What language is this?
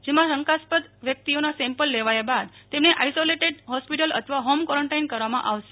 Gujarati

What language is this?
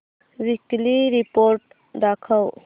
Marathi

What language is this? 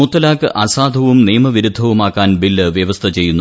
Malayalam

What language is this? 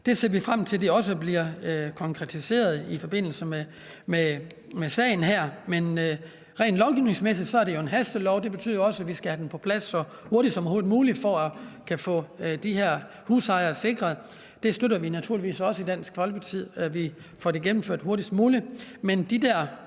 Danish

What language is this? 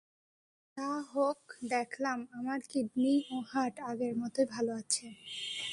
Bangla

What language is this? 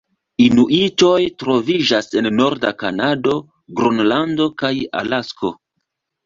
Esperanto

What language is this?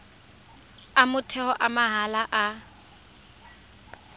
Tswana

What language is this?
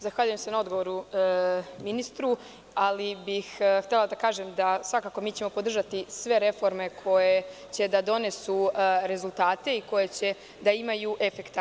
Serbian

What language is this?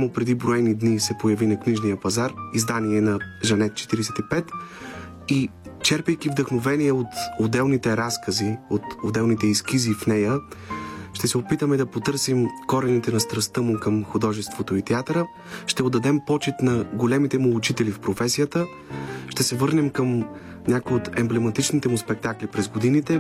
Bulgarian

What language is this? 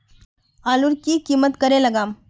Magahi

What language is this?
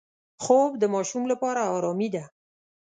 Pashto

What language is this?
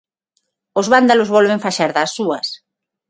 Galician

